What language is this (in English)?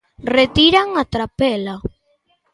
Galician